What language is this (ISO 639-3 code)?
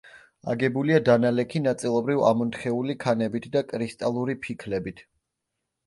kat